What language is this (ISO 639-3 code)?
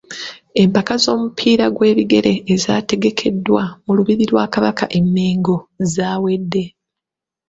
lug